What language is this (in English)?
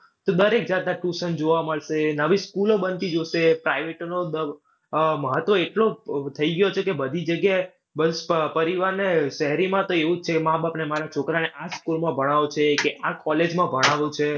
Gujarati